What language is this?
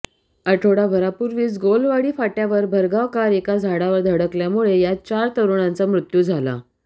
Marathi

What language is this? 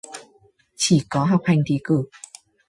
Vietnamese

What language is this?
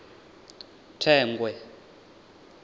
Venda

